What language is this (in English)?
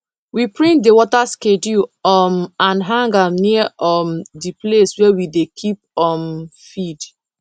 Nigerian Pidgin